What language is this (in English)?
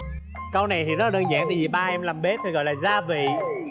Vietnamese